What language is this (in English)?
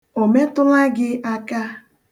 Igbo